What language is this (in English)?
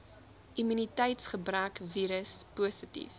Afrikaans